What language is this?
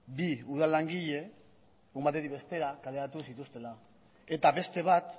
Basque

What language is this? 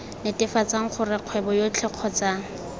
Tswana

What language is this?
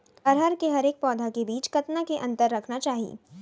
Chhattisgarhi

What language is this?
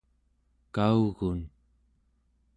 Central Yupik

